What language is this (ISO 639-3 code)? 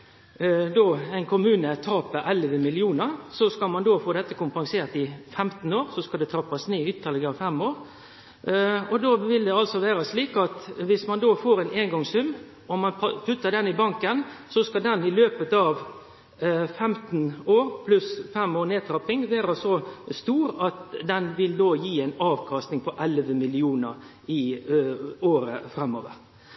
nno